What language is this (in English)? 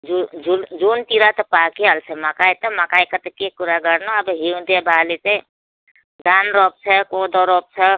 Nepali